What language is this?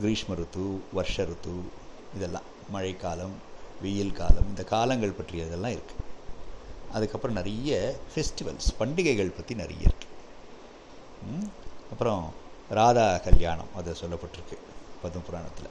Tamil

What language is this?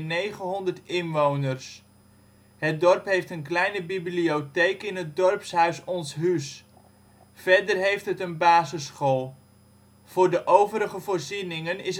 Dutch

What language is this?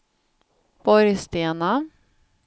Swedish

